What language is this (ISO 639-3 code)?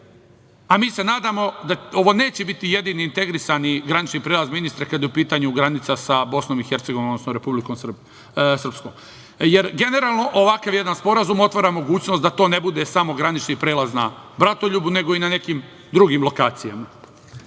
srp